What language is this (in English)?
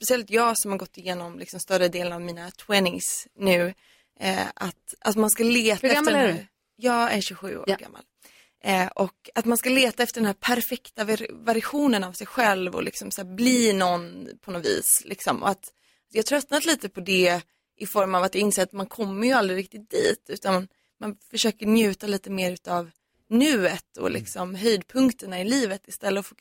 Swedish